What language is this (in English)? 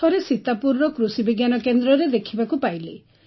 Odia